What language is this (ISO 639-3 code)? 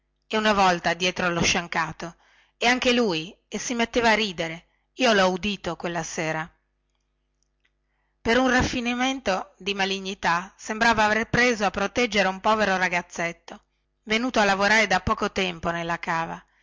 ita